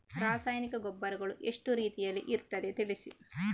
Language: Kannada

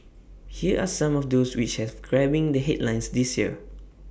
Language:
English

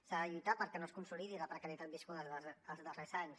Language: Catalan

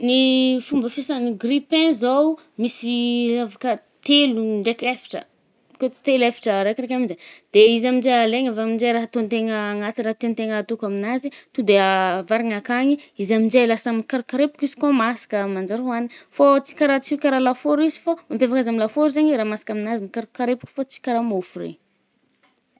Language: Northern Betsimisaraka Malagasy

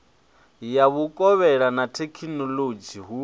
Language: Venda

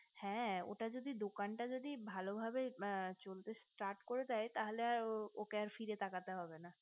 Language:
Bangla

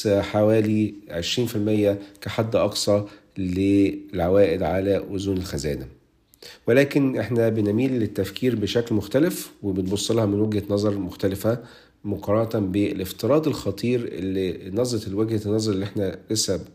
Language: Arabic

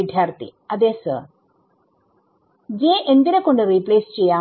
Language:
Malayalam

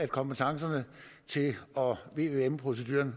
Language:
Danish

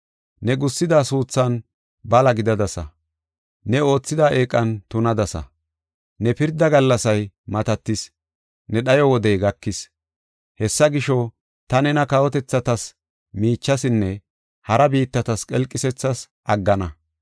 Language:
Gofa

